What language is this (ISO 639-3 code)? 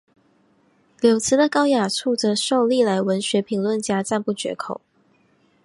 zho